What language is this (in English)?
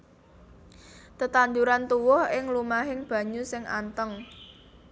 Javanese